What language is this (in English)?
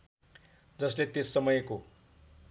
Nepali